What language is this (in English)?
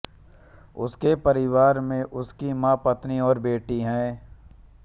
Hindi